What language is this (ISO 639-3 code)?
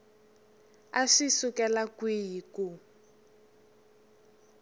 tso